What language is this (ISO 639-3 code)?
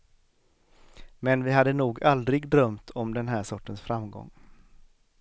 swe